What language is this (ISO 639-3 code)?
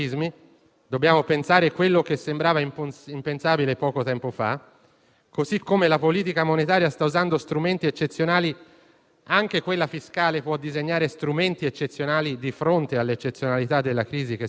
ita